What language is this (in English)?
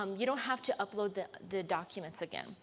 English